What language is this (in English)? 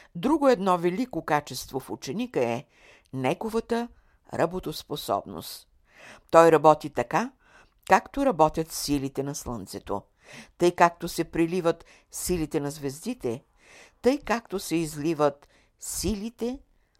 Bulgarian